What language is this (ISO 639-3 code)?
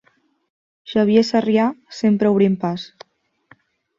cat